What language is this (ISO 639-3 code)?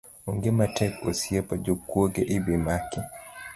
luo